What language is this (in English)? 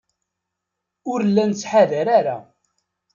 Kabyle